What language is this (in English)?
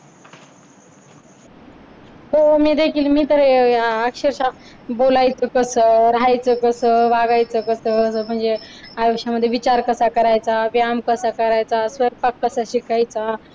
Marathi